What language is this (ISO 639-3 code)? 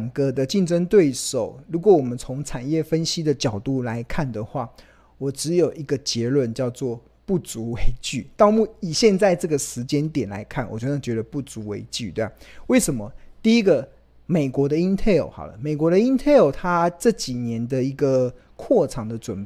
zho